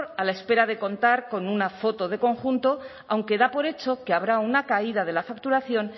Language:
Spanish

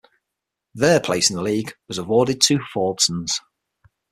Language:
English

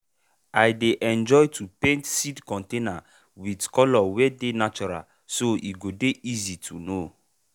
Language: Nigerian Pidgin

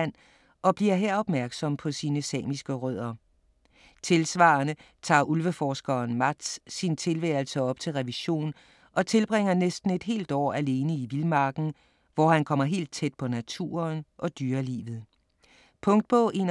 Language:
Danish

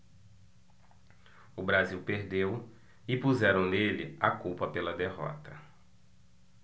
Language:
Portuguese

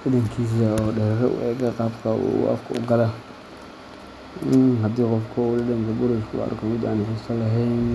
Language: Somali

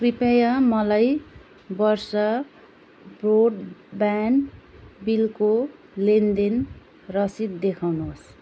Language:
Nepali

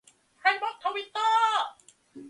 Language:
Thai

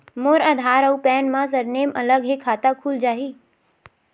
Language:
Chhattisgarhi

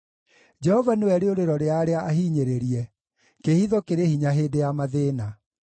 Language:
Kikuyu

